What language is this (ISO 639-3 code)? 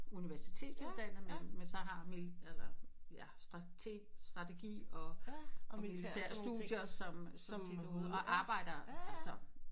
dan